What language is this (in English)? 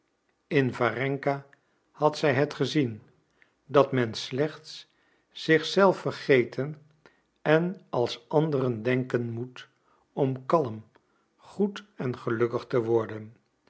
Dutch